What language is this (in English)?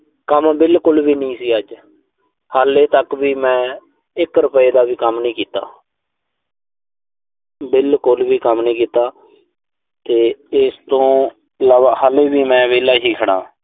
Punjabi